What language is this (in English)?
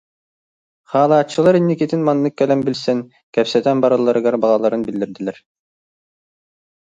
Yakut